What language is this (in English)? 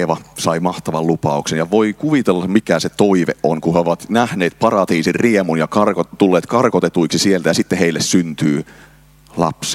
Finnish